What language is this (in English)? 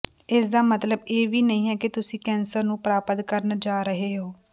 Punjabi